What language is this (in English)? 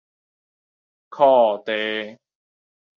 Min Nan Chinese